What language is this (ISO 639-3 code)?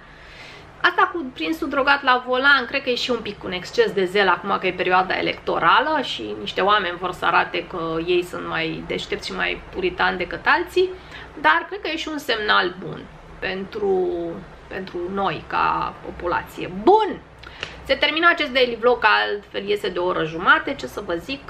ron